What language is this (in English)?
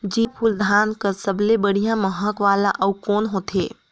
Chhattisgarhi